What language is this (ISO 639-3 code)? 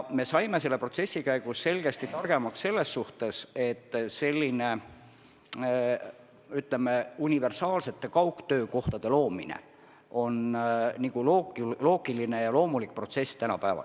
est